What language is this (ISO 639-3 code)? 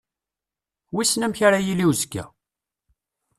kab